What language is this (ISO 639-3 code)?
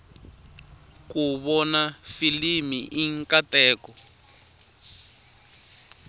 tso